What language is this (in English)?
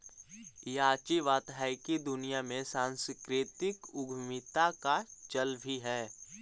Magahi